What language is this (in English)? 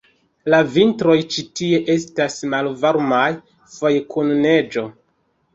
Esperanto